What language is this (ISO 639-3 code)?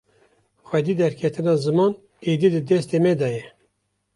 kur